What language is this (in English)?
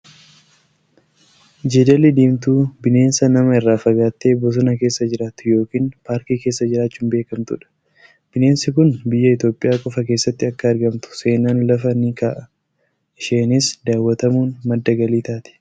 Oromo